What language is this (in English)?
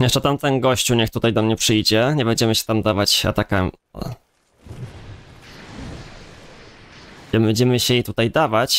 Polish